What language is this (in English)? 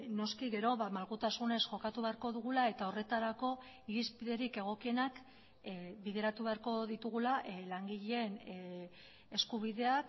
Basque